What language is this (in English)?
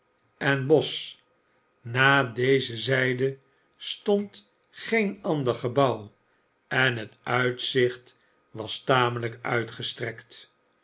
Dutch